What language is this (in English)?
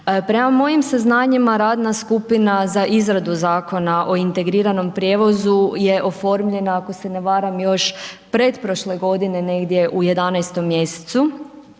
Croatian